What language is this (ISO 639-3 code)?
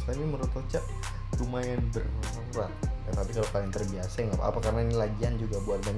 ind